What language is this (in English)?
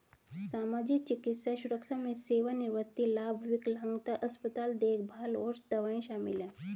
Hindi